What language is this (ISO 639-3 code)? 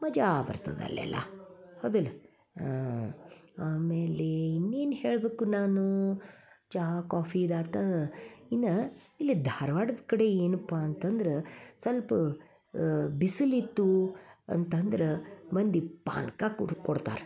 kan